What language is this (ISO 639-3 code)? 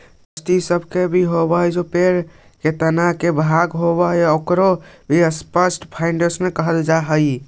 mag